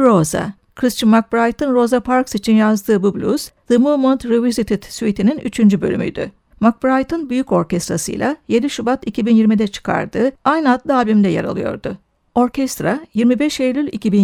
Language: Turkish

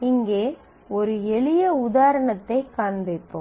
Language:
Tamil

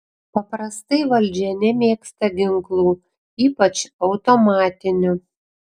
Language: Lithuanian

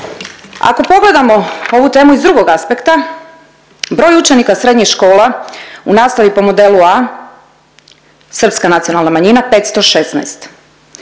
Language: Croatian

